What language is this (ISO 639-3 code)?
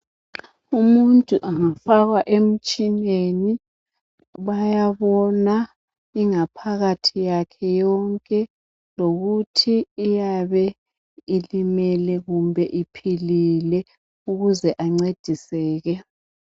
nde